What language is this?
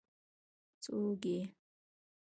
Pashto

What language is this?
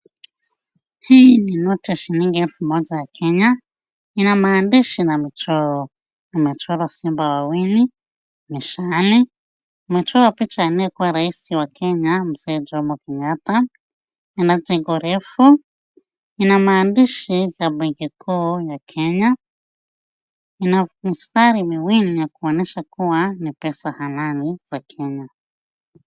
Swahili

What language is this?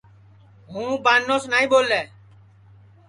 Sansi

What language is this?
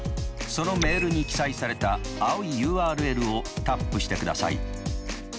Japanese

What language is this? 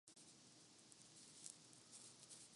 Urdu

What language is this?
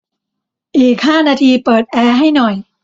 Thai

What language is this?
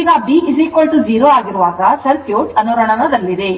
Kannada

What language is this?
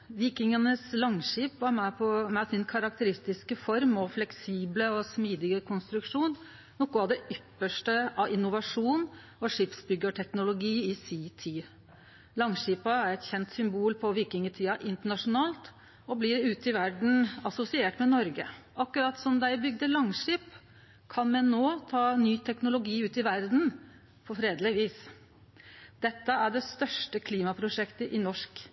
Norwegian Nynorsk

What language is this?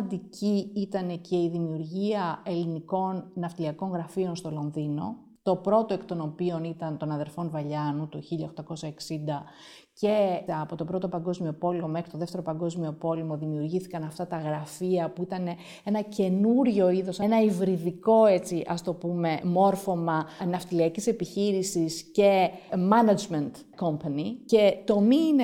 Greek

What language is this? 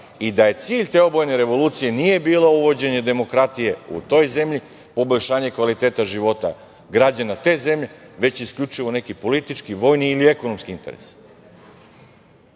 Serbian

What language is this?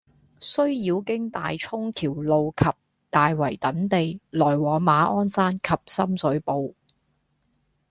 Cantonese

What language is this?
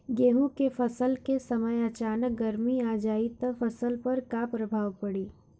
Bhojpuri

